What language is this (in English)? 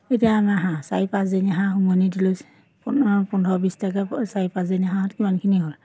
Assamese